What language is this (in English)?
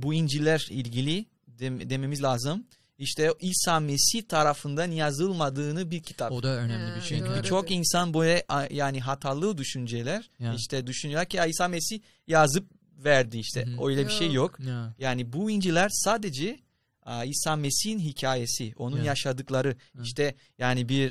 Turkish